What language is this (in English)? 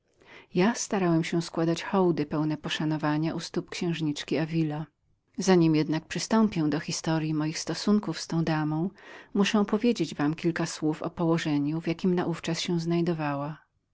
Polish